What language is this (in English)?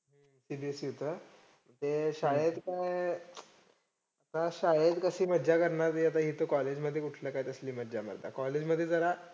Marathi